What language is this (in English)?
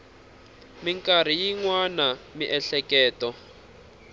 Tsonga